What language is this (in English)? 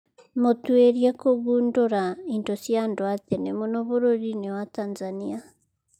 Kikuyu